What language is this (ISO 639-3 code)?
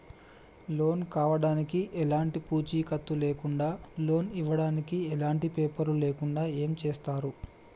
tel